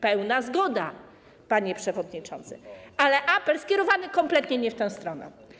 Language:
Polish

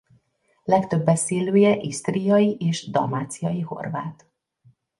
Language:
Hungarian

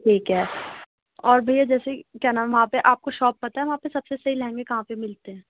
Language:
Urdu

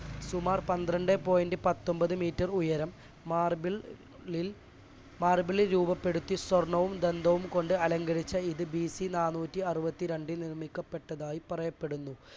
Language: Malayalam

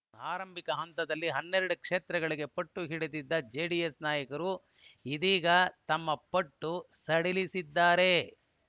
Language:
Kannada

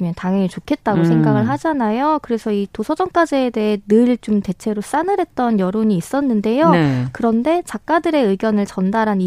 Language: Korean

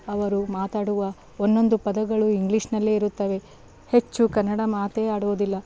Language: Kannada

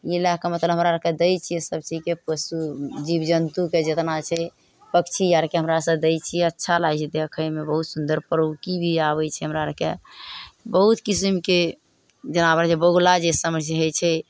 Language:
Maithili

